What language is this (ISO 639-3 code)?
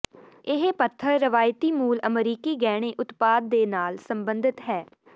pan